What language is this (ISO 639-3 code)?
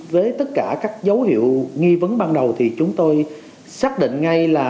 vie